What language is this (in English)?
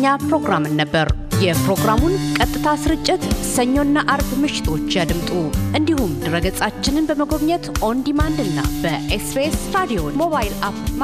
Amharic